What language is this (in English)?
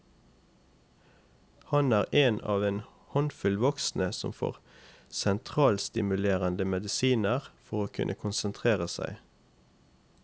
Norwegian